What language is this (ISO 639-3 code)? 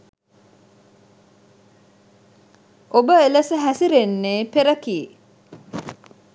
sin